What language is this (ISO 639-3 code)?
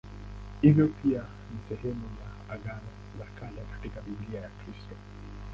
swa